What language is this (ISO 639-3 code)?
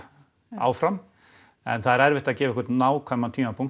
isl